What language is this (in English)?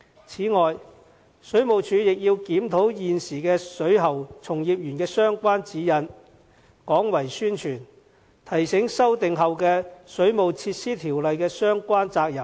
Cantonese